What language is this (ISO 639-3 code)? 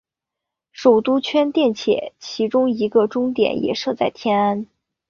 zho